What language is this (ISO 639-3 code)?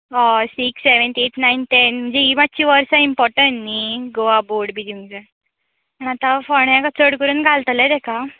kok